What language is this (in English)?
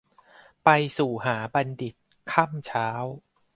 Thai